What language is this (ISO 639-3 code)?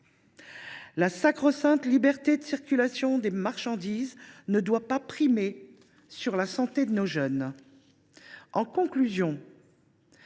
fra